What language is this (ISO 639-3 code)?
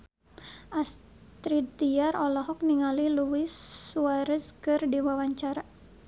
sun